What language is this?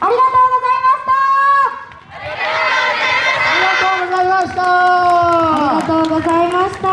Japanese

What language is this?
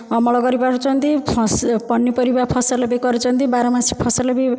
Odia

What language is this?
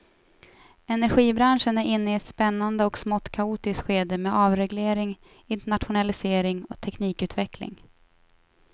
Swedish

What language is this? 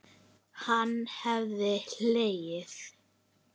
Icelandic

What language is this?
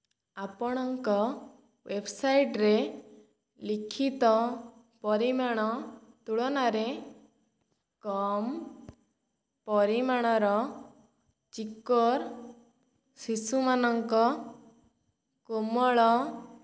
Odia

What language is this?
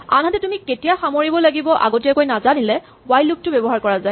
Assamese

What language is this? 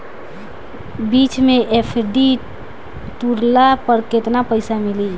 Bhojpuri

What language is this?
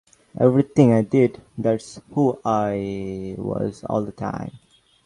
English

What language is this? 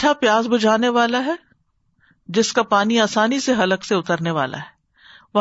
Urdu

